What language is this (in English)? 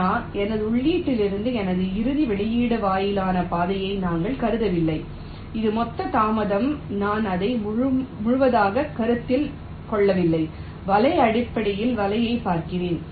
Tamil